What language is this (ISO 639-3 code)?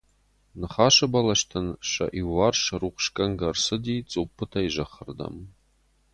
oss